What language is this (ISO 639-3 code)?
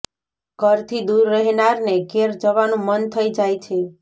guj